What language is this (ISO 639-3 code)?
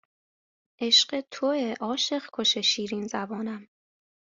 fas